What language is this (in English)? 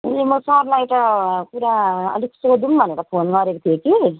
Nepali